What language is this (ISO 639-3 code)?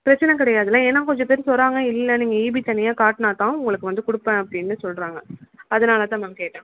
tam